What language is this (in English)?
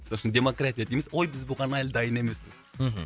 Kazakh